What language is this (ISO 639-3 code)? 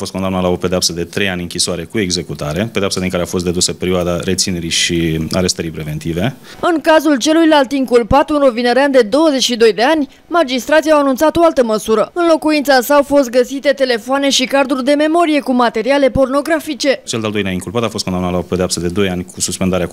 ron